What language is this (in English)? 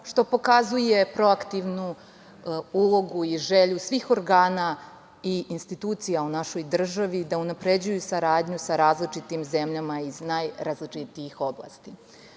Serbian